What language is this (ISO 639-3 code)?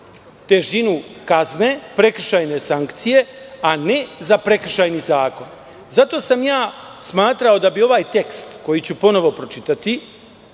srp